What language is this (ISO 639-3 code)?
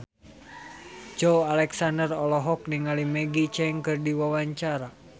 sun